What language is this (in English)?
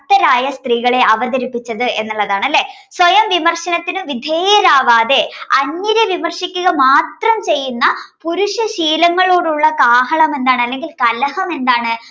Malayalam